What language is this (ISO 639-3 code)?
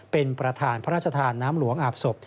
tha